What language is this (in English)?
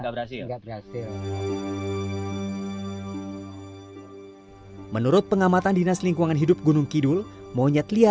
Indonesian